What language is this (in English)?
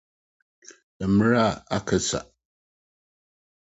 Akan